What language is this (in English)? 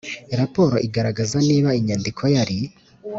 Kinyarwanda